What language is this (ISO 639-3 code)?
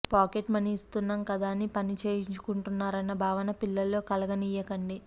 tel